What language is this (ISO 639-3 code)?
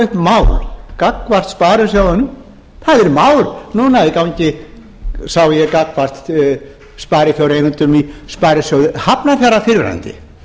isl